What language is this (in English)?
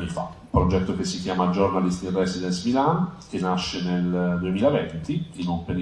Italian